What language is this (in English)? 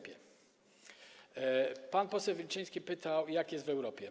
Polish